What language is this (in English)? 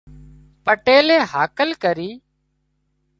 Wadiyara Koli